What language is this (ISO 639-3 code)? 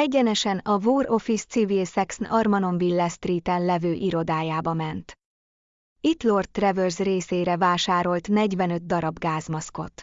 hun